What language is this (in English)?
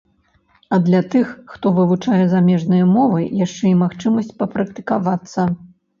Belarusian